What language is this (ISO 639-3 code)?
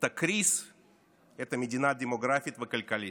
heb